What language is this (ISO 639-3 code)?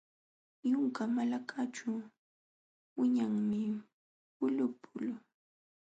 qxw